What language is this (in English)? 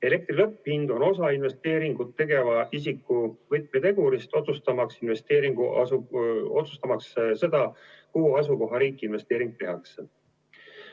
Estonian